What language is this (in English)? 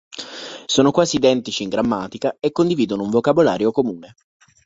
Italian